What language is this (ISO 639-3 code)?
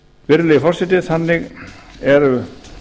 isl